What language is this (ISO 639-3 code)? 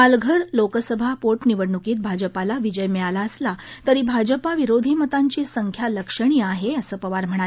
mar